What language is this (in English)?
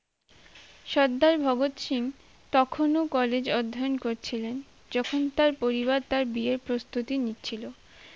Bangla